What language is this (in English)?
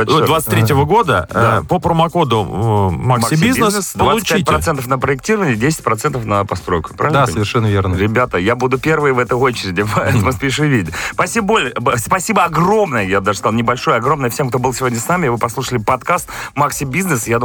Russian